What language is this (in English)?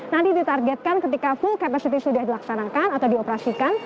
Indonesian